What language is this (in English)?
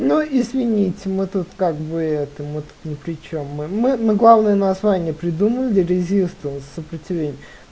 Russian